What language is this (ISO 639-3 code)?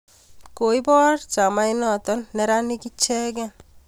kln